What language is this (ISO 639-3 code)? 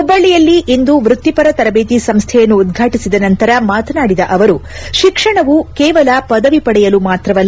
kan